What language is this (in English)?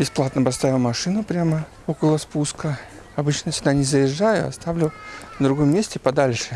Russian